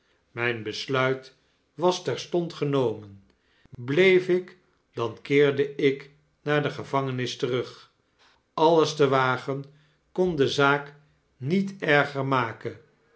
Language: Dutch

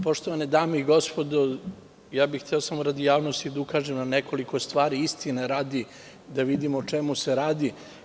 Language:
Serbian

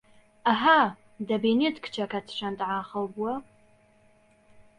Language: Central Kurdish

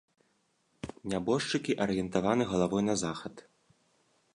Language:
Belarusian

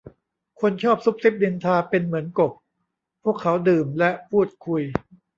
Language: Thai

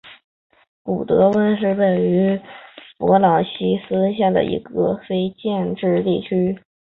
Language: Chinese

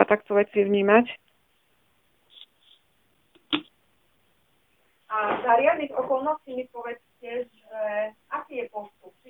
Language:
Slovak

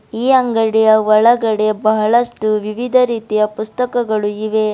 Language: Kannada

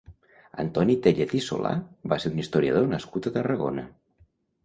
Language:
Catalan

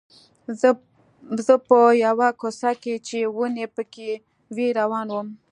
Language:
Pashto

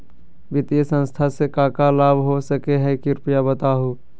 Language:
Magahi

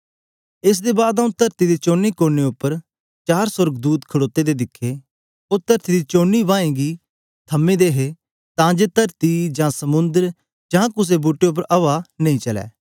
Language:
Dogri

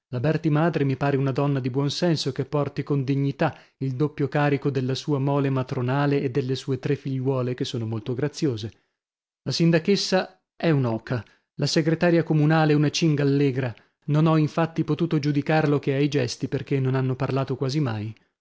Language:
Italian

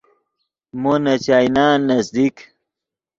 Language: Yidgha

